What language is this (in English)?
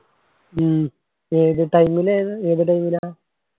Malayalam